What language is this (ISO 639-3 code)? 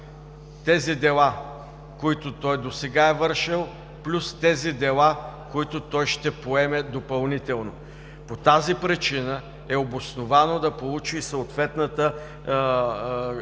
bul